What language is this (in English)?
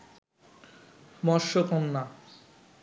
Bangla